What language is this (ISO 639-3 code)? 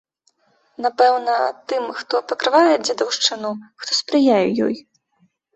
bel